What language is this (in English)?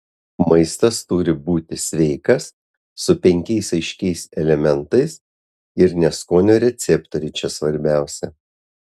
Lithuanian